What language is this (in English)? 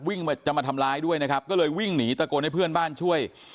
Thai